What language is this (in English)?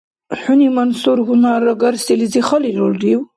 Dargwa